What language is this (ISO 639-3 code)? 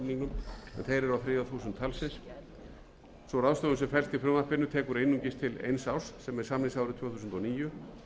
isl